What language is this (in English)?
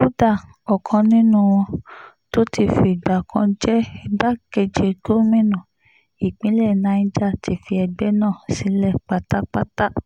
Yoruba